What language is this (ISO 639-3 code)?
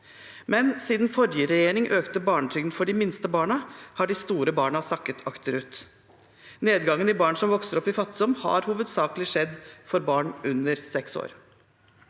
nor